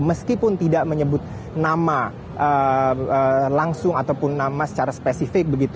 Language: Indonesian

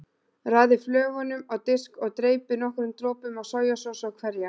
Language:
Icelandic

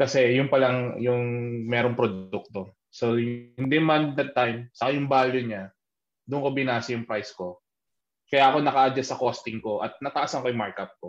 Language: Filipino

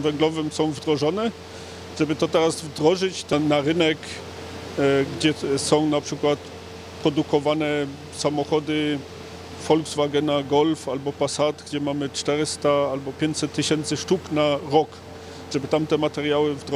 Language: Polish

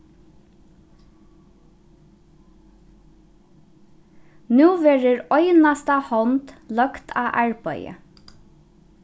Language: Faroese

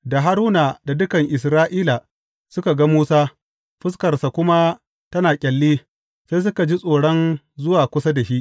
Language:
Hausa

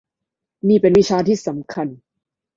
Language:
Thai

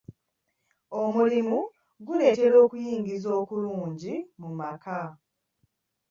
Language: Ganda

